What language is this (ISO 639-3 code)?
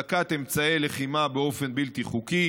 heb